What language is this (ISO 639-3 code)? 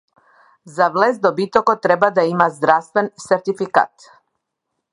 mkd